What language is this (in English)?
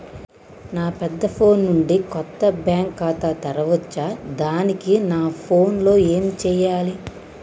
Telugu